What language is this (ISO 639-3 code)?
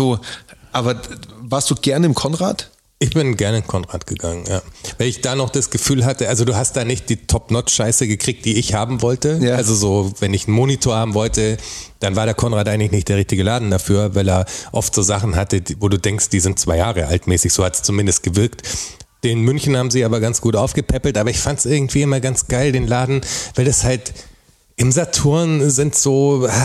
deu